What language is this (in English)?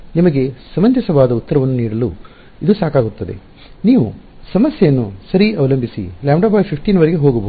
Kannada